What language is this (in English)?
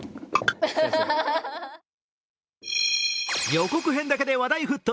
Japanese